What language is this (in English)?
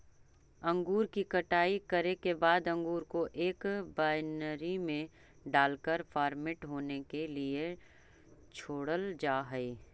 Magahi